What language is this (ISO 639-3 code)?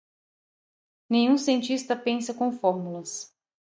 por